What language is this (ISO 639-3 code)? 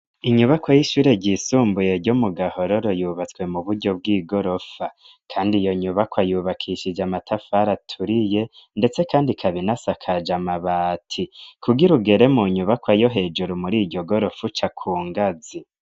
run